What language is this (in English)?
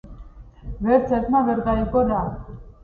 Georgian